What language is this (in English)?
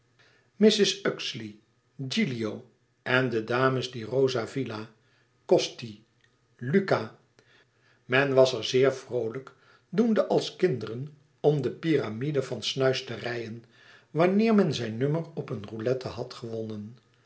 Dutch